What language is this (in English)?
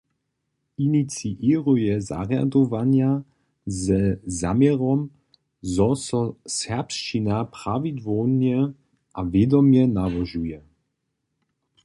Upper Sorbian